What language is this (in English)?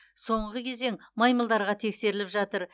Kazakh